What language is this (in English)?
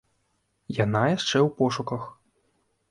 Belarusian